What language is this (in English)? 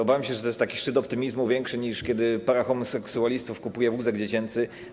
Polish